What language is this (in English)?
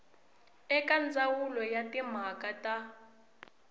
Tsonga